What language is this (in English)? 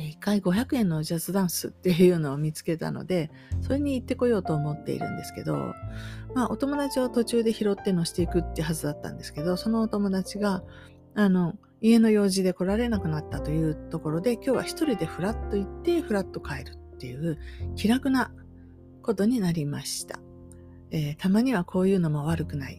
Japanese